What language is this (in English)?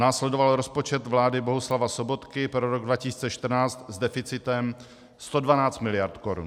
Czech